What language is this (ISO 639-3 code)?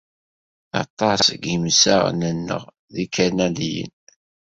kab